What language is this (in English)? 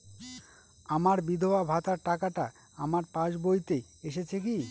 Bangla